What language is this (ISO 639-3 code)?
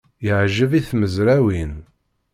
kab